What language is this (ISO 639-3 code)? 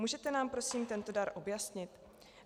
ces